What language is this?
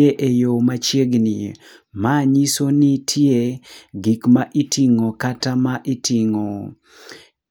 Luo (Kenya and Tanzania)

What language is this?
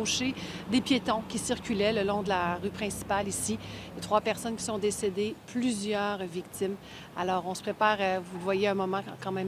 French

